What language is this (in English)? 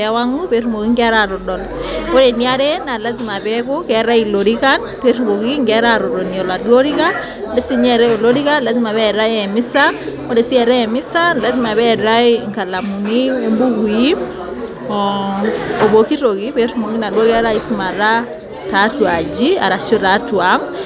Masai